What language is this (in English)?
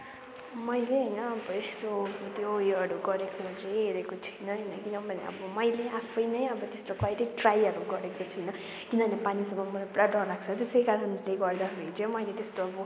Nepali